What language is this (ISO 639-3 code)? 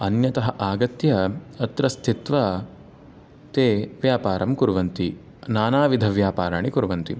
san